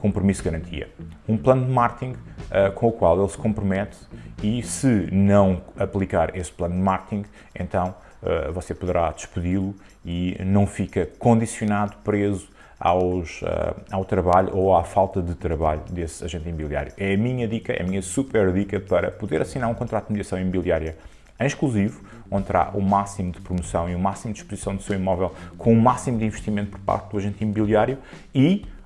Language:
Portuguese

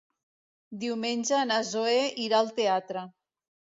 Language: Catalan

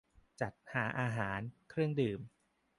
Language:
Thai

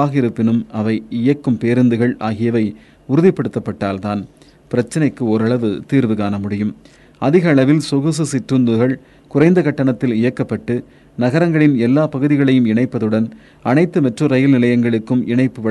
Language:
Tamil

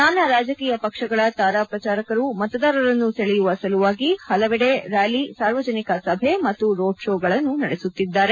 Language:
Kannada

